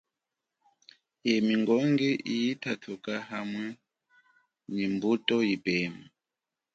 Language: Chokwe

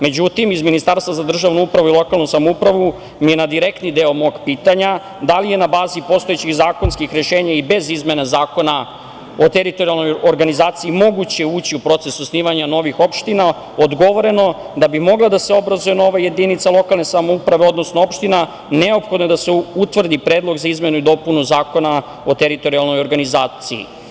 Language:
Serbian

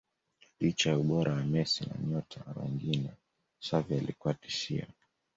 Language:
Swahili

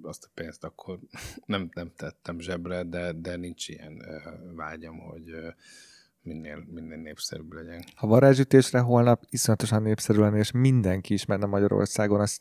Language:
Hungarian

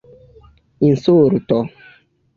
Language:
Esperanto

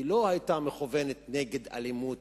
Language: Hebrew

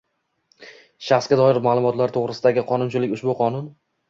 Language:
Uzbek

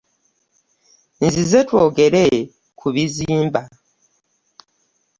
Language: Ganda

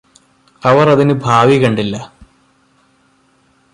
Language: Malayalam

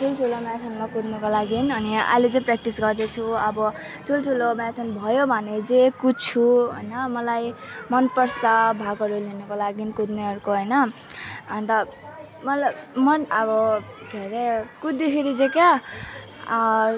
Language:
Nepali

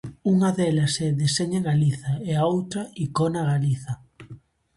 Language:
Galician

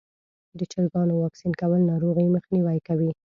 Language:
Pashto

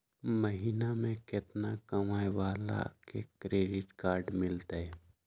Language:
Magahi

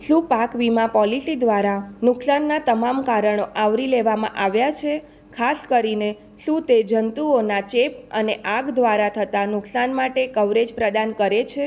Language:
Gujarati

